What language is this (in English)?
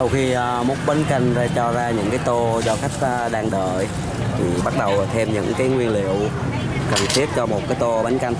Vietnamese